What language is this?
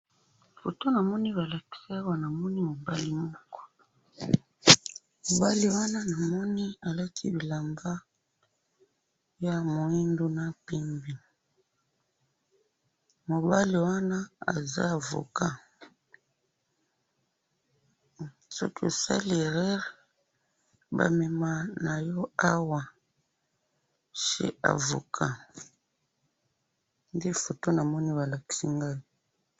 Lingala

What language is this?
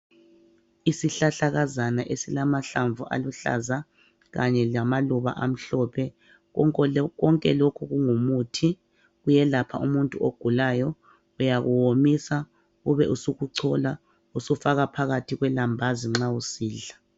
North Ndebele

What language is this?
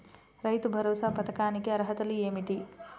Telugu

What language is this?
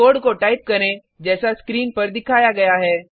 Hindi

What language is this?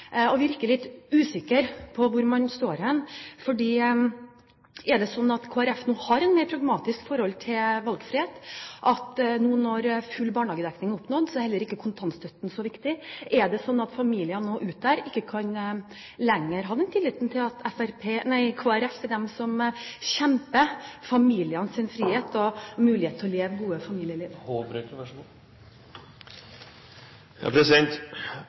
Norwegian Bokmål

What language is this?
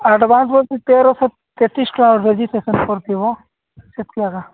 Odia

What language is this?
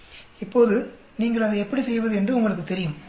Tamil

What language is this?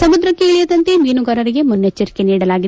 Kannada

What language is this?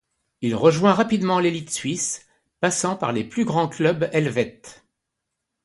French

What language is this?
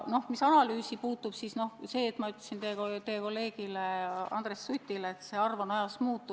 Estonian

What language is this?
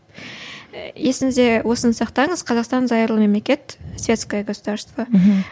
Kazakh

